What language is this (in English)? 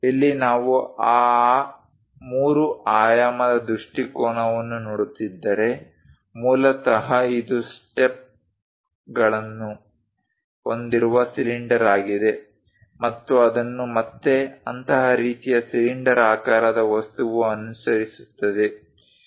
Kannada